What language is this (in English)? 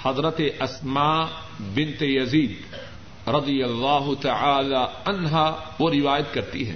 Urdu